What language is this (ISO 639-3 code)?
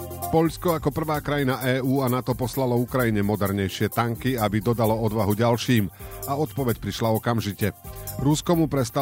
slk